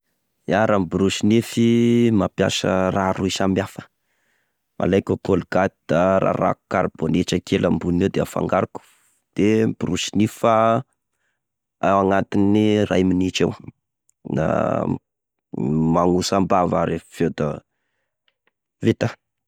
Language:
Tesaka Malagasy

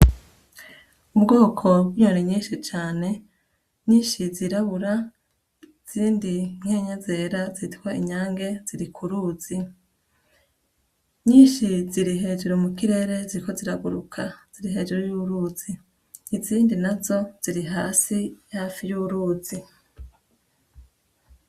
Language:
Rundi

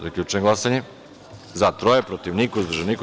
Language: Serbian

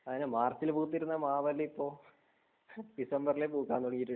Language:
Malayalam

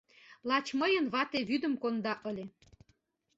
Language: Mari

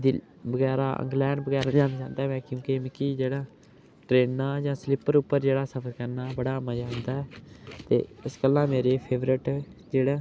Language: Dogri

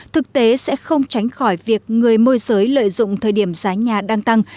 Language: Vietnamese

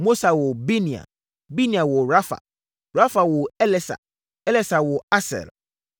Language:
Akan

